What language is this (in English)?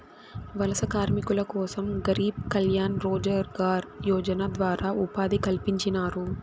Telugu